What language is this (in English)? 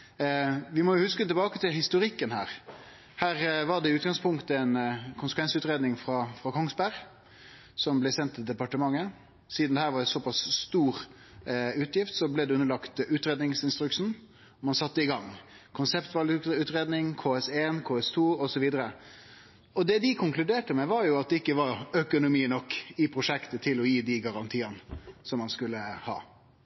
Norwegian Nynorsk